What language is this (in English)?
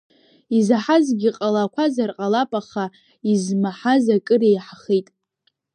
Abkhazian